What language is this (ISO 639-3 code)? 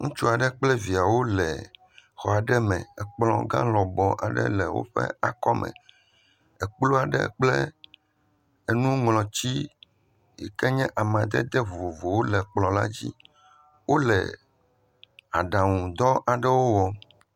ewe